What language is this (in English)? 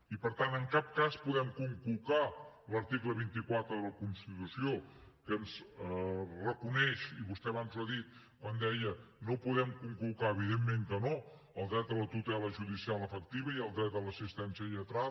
Catalan